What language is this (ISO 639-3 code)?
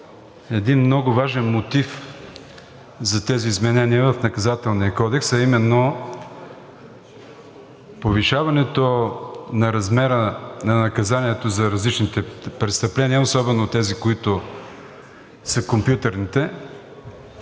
bul